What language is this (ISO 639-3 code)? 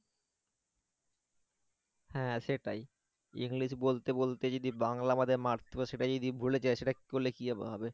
ben